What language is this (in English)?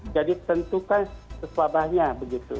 Indonesian